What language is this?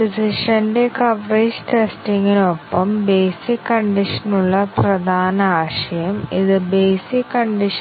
Malayalam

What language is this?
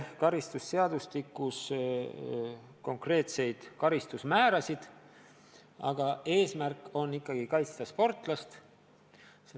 Estonian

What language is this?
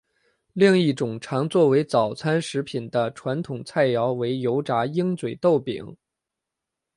Chinese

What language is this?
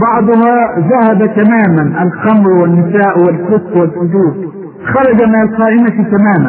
Arabic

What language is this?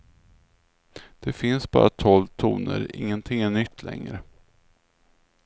Swedish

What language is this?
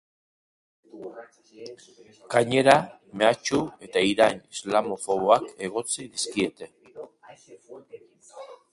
Basque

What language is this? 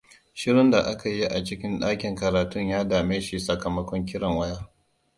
Hausa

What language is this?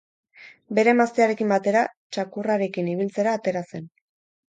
Basque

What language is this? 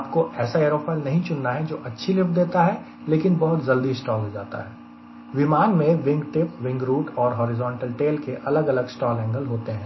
Hindi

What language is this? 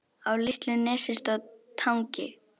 Icelandic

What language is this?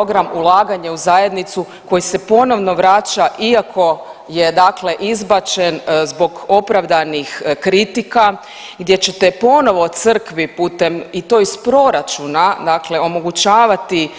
Croatian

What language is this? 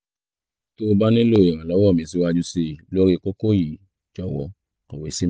Yoruba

